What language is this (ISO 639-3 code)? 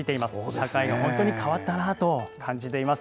jpn